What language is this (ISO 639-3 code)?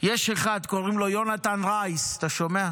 heb